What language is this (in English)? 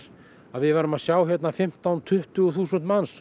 Icelandic